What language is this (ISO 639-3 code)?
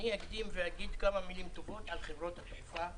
heb